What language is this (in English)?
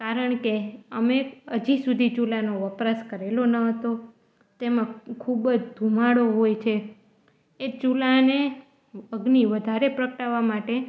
Gujarati